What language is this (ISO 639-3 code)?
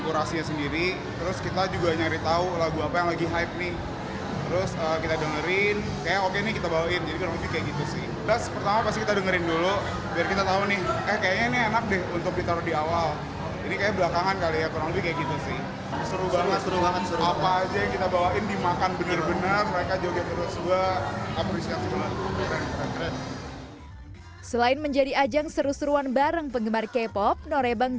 ind